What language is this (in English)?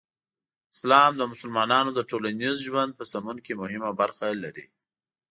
Pashto